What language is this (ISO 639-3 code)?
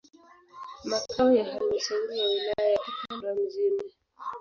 swa